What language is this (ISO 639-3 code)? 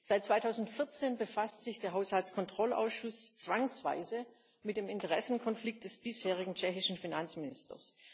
deu